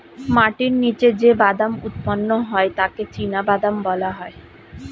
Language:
Bangla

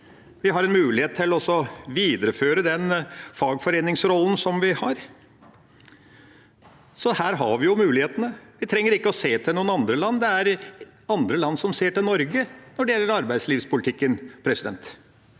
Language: Norwegian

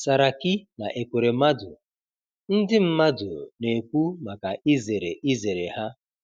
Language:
Igbo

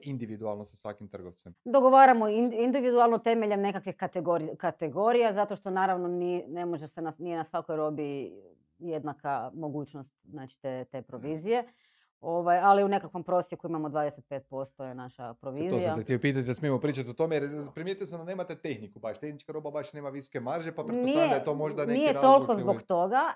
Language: Croatian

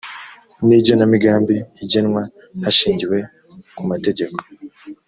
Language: Kinyarwanda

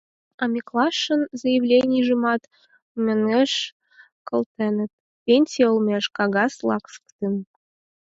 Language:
Mari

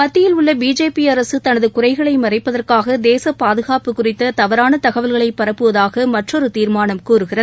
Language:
Tamil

